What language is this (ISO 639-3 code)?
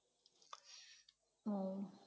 ben